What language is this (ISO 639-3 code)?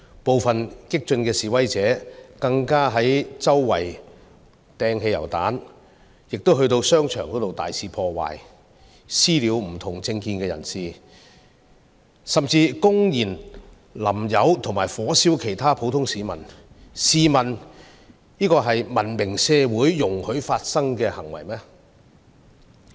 yue